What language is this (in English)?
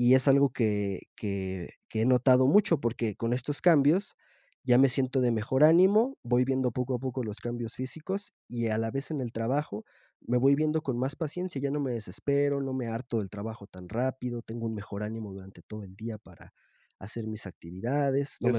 Spanish